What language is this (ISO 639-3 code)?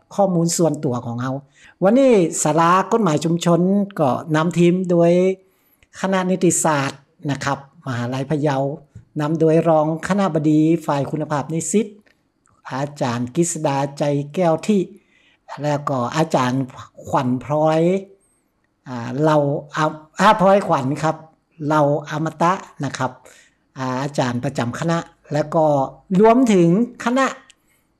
tha